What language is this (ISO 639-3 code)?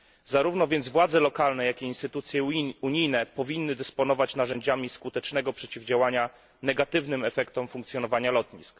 pol